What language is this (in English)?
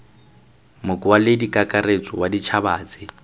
Tswana